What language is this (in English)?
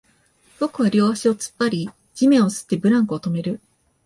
Japanese